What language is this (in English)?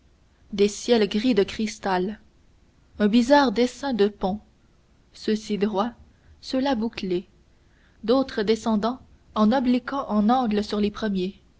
French